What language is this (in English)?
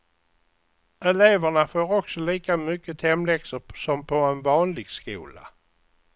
Swedish